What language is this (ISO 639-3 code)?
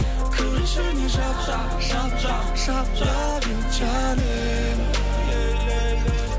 kaz